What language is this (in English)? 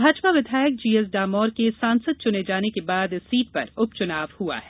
Hindi